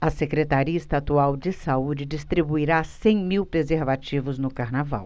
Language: Portuguese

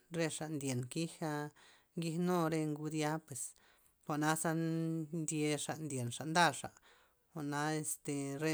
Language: Loxicha Zapotec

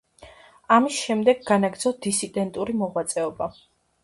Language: Georgian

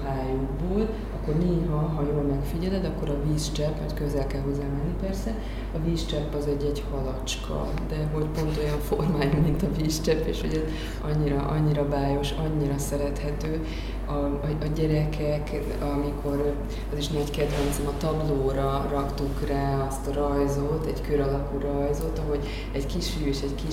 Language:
Hungarian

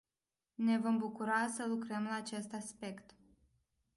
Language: Romanian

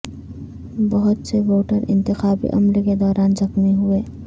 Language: Urdu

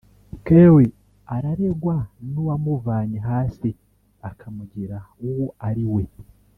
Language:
Kinyarwanda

